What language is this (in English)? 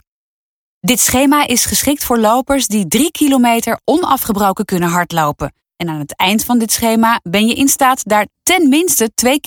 Dutch